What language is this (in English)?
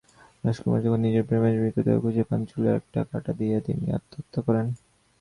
Bangla